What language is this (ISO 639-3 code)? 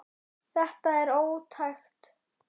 isl